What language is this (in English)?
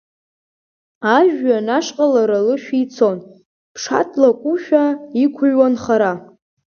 Abkhazian